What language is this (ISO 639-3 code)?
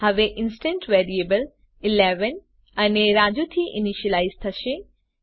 guj